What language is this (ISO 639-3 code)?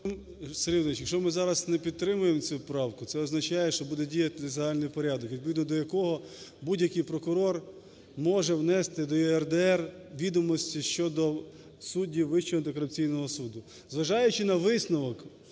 ukr